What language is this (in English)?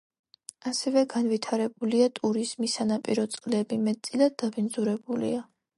Georgian